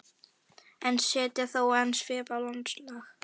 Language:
Icelandic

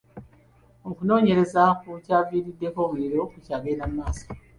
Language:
Ganda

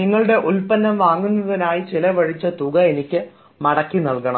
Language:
Malayalam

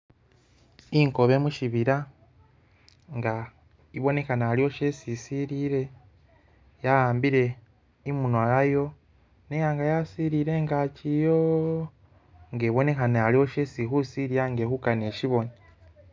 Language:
Masaaba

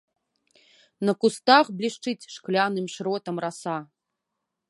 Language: Belarusian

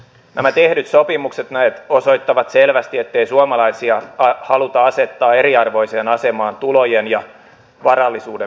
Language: Finnish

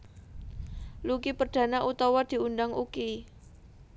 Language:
Javanese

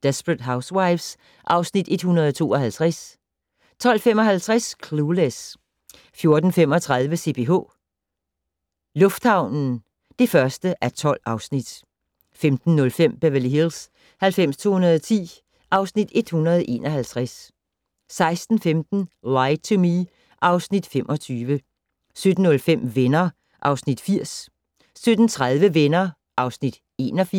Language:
Danish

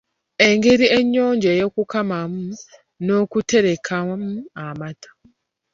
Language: Ganda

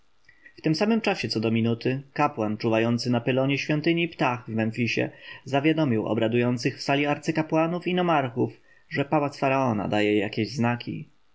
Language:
Polish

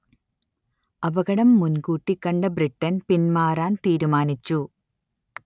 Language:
Malayalam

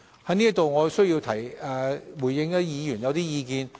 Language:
Cantonese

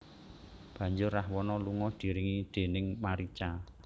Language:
Javanese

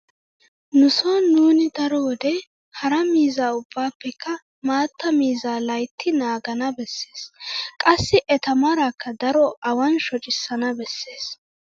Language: Wolaytta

